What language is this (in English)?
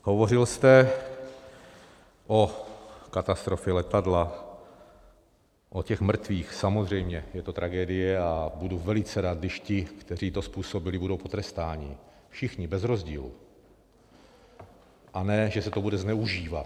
Czech